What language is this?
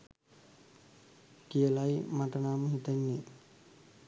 Sinhala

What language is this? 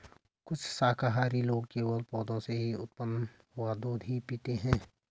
Hindi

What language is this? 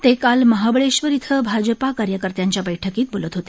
Marathi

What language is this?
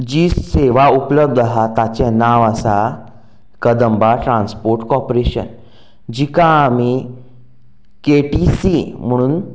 Konkani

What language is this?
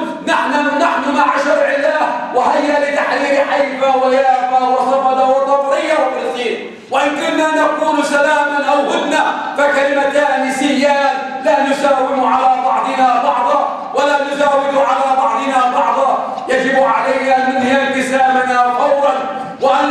Arabic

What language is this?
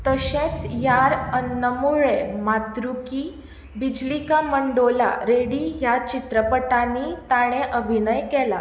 Konkani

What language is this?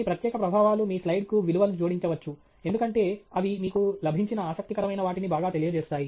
Telugu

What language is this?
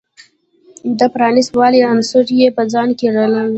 Pashto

